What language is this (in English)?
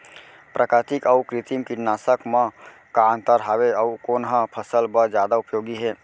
Chhattisgarhi